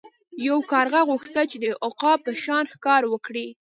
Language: Pashto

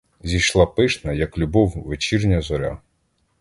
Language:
Ukrainian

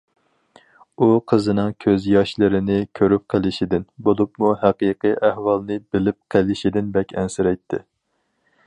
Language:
Uyghur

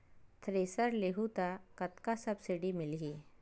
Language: Chhattisgarhi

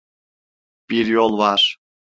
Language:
Turkish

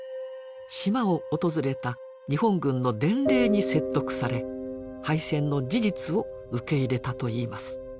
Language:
Japanese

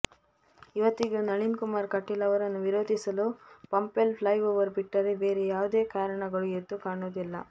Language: Kannada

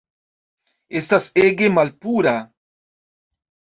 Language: Esperanto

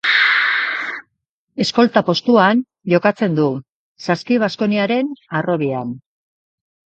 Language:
Basque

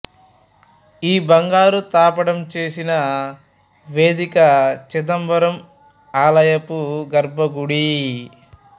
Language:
Telugu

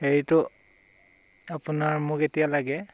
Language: Assamese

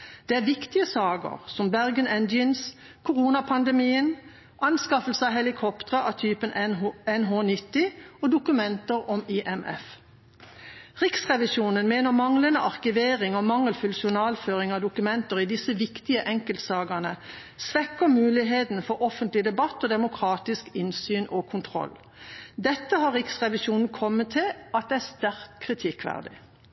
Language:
Norwegian Bokmål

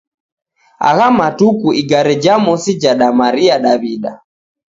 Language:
Taita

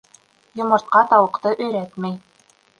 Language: Bashkir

